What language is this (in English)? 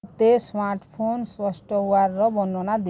Odia